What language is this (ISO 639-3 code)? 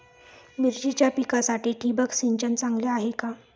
mar